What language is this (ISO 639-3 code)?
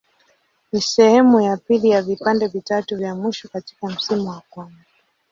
swa